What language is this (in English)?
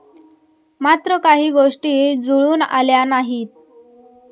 Marathi